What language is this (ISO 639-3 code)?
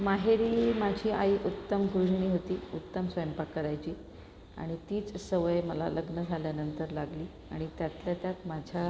mar